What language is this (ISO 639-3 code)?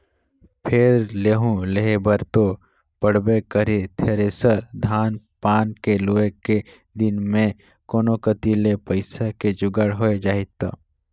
hne